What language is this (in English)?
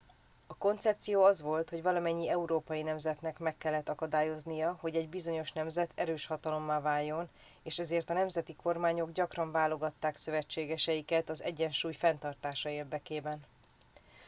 Hungarian